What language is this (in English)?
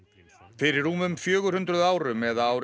Icelandic